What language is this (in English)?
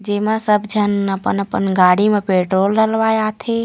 Chhattisgarhi